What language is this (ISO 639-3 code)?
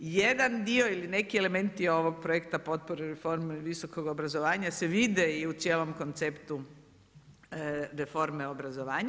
hrv